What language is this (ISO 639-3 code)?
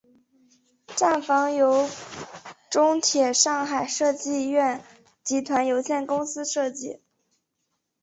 zho